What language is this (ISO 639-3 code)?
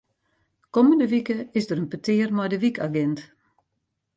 fry